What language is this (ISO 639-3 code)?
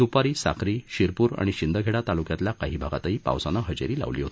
mar